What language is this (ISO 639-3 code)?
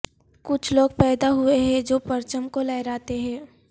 urd